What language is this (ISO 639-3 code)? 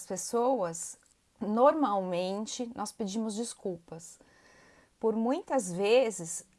por